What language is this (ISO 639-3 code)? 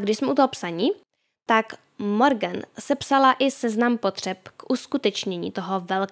ces